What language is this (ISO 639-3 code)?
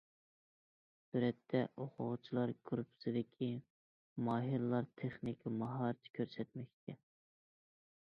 uig